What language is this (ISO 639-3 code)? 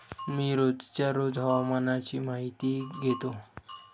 mar